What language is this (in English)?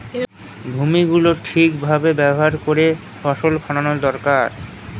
Bangla